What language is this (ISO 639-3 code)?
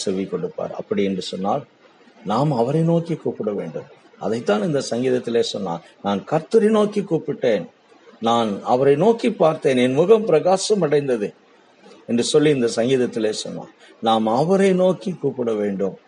tam